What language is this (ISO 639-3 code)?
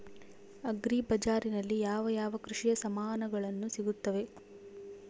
kan